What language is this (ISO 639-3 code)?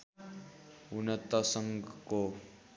nep